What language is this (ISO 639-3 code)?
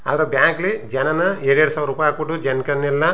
kan